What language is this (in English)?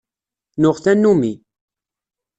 Kabyle